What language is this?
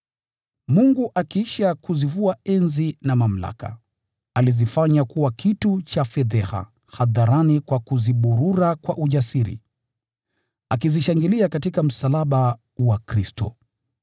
Swahili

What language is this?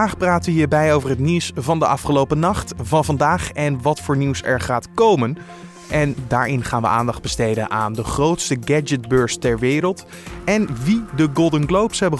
Dutch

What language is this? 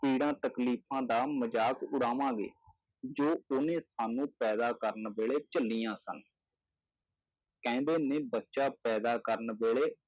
Punjabi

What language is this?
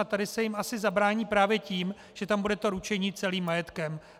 Czech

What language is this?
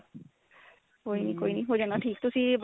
Punjabi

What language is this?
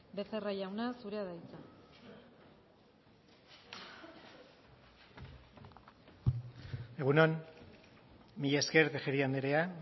Basque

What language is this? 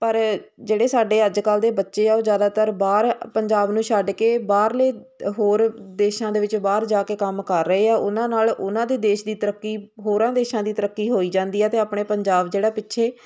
Punjabi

